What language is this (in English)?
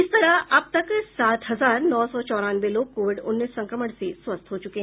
Hindi